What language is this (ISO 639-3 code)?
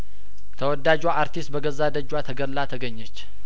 amh